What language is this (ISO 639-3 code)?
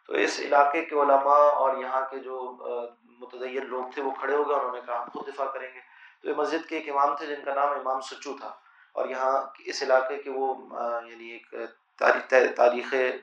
urd